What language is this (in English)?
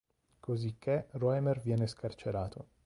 Italian